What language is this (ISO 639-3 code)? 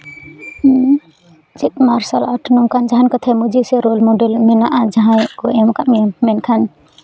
sat